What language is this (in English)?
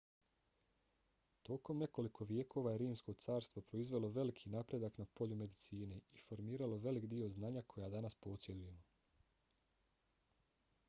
Bosnian